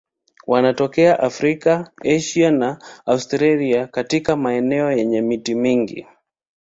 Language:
Swahili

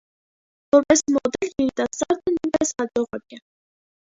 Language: Armenian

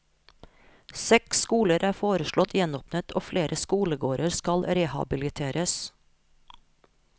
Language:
Norwegian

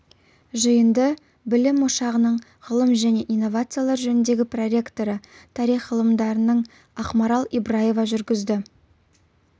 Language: Kazakh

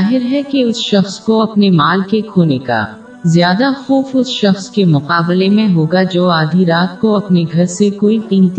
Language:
Urdu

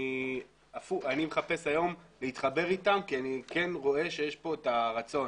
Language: Hebrew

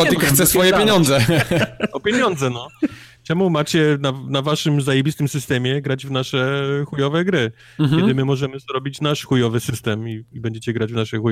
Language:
Polish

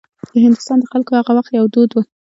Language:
Pashto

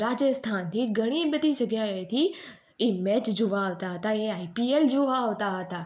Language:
Gujarati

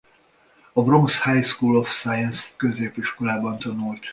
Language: Hungarian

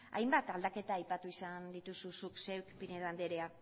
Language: Basque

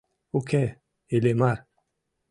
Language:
Mari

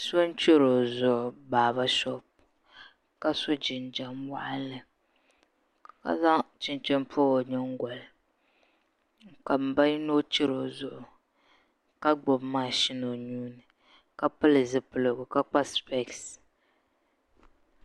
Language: Dagbani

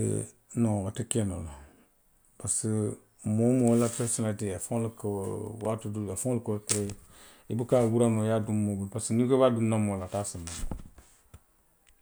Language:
Western Maninkakan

